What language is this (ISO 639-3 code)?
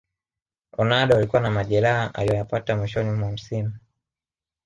swa